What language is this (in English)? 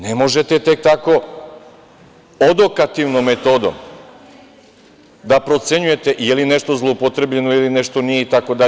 Serbian